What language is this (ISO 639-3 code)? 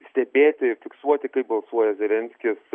lit